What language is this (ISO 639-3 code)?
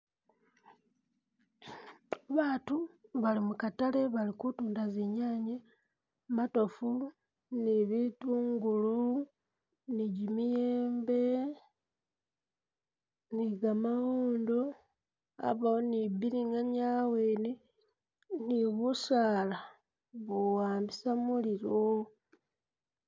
myx